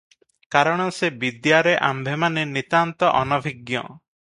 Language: Odia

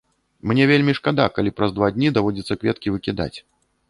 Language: Belarusian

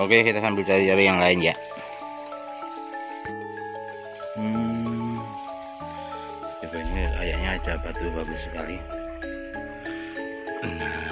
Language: Indonesian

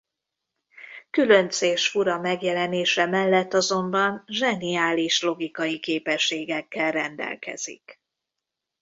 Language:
Hungarian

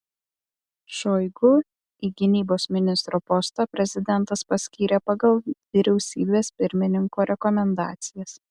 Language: Lithuanian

